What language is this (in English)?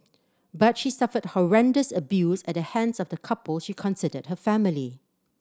English